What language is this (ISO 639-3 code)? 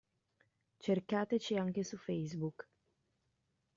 ita